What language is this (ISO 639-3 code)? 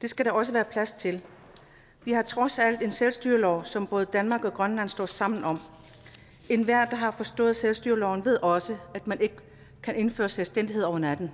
dan